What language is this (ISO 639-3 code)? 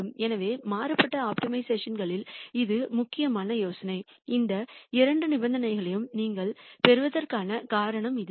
tam